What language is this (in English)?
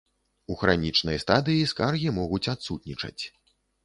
Belarusian